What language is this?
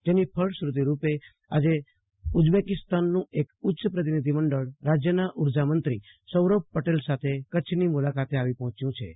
Gujarati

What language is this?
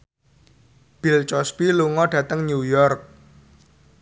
Javanese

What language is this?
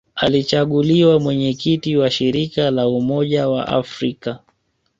Swahili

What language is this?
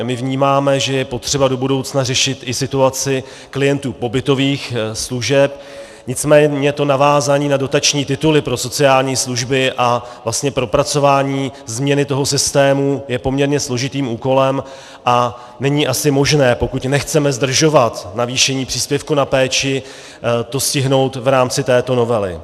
Czech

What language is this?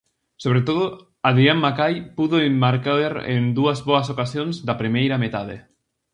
Galician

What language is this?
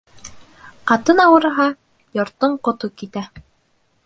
Bashkir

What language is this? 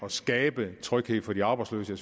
Danish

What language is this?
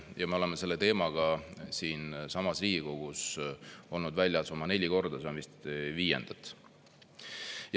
Estonian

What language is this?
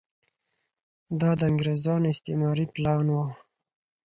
Pashto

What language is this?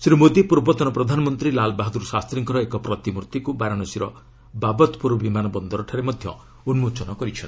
Odia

